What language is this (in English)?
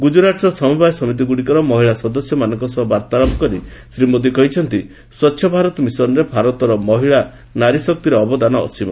Odia